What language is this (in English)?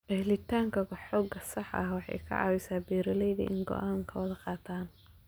Somali